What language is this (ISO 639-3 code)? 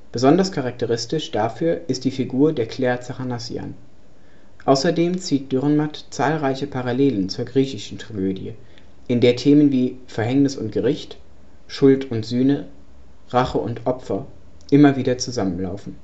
deu